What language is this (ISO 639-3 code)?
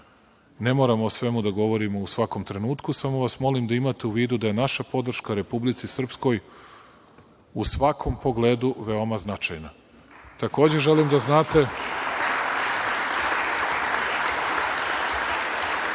srp